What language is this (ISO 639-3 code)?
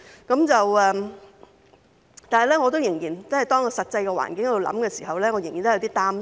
yue